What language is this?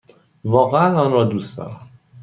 Persian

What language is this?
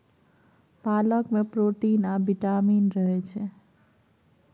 Maithili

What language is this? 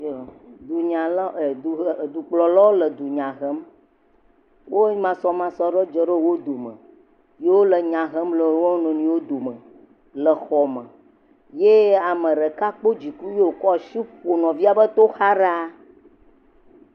Ewe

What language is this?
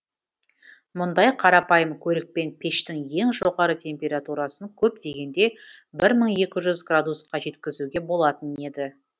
Kazakh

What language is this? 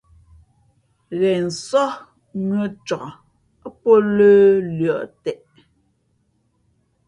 Fe'fe'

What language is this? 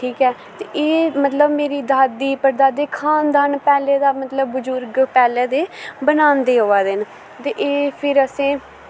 Dogri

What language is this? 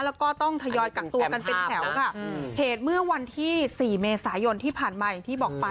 Thai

